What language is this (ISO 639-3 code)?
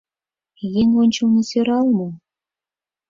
chm